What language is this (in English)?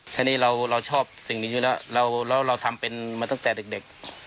Thai